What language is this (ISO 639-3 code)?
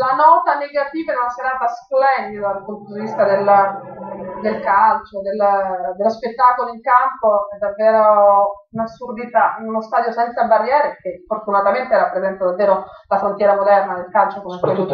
ita